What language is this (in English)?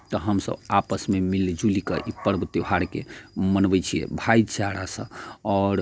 Maithili